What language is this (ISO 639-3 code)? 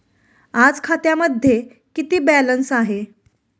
mar